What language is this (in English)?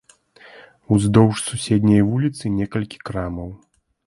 Belarusian